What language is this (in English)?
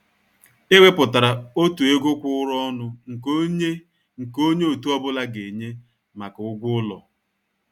Igbo